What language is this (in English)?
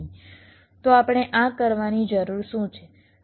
Gujarati